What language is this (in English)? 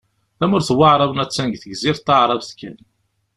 Kabyle